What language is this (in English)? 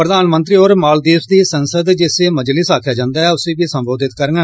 Dogri